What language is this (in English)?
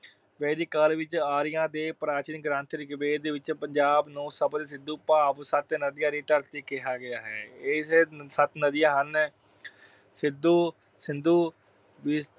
Punjabi